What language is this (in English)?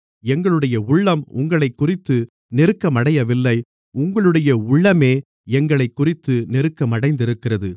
Tamil